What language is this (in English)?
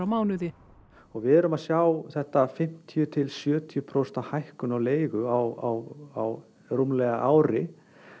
Icelandic